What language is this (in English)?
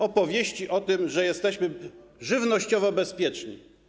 Polish